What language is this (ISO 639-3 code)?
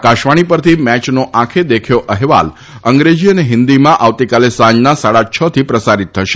guj